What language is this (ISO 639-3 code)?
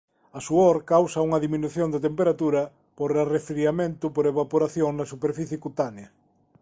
glg